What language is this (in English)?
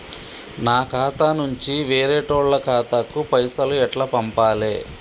Telugu